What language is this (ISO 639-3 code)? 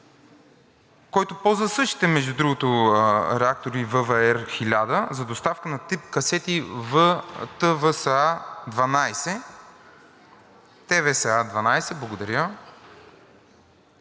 bul